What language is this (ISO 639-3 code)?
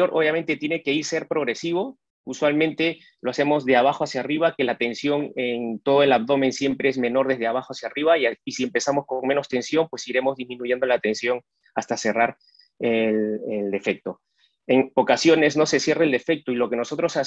spa